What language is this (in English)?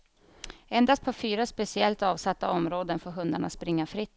Swedish